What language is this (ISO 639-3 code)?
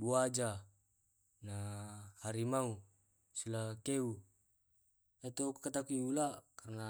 rob